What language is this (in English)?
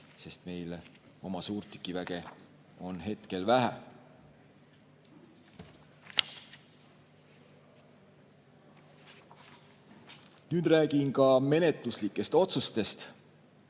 Estonian